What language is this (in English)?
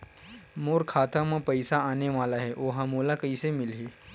Chhattisgarhi